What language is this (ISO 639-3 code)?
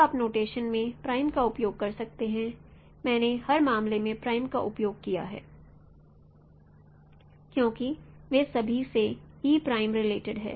hin